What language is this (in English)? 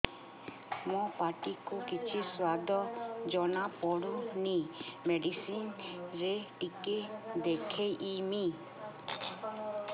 Odia